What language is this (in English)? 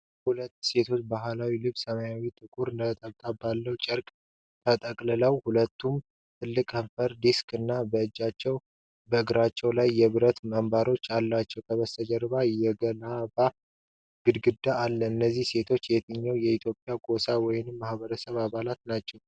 Amharic